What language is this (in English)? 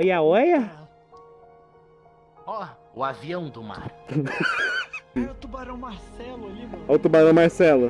Portuguese